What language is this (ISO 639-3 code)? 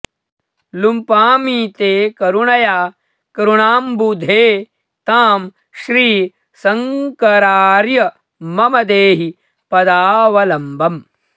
san